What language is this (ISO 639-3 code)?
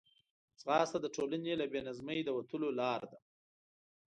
pus